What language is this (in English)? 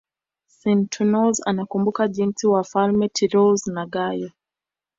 Swahili